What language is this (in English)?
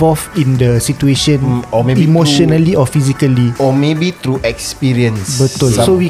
Malay